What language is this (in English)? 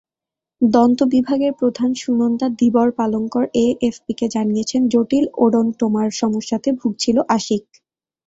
Bangla